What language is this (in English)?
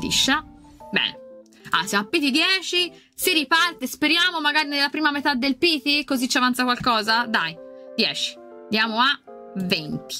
Italian